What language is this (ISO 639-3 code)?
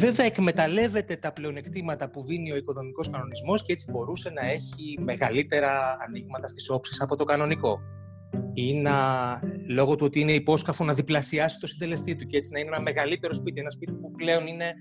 ell